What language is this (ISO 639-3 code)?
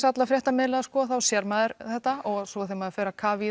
isl